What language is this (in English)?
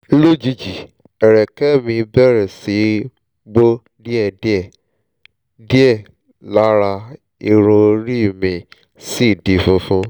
Yoruba